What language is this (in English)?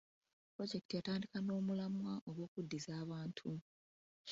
Ganda